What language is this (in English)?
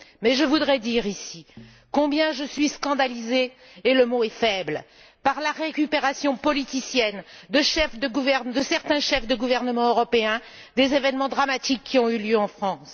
French